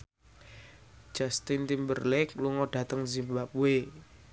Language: Javanese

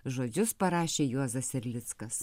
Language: Lithuanian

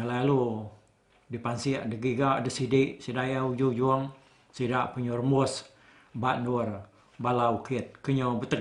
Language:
Malay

